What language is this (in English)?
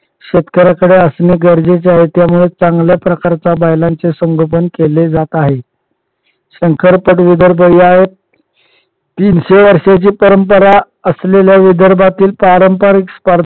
Marathi